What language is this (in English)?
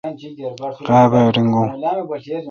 Kalkoti